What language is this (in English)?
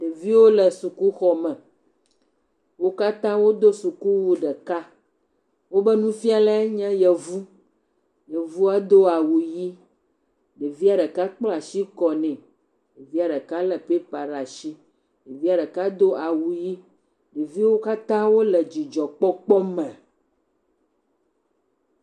Ewe